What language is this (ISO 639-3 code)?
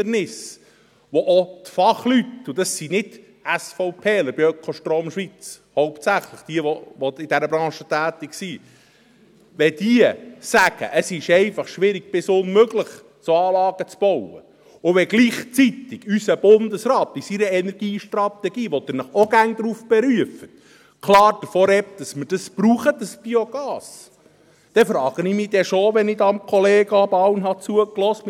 gsw